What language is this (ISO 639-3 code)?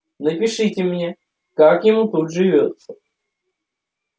rus